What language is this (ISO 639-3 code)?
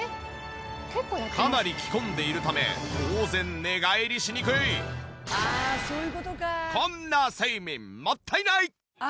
jpn